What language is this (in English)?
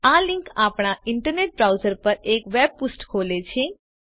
Gujarati